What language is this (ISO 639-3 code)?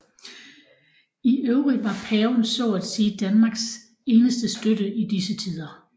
dan